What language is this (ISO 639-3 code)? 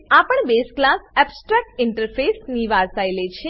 guj